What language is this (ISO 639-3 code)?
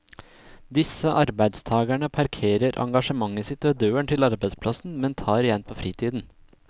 nor